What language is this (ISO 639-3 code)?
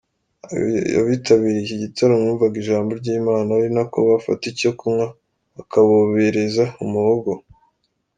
kin